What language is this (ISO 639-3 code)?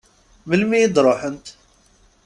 kab